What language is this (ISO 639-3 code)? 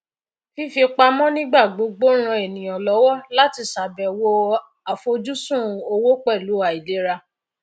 yor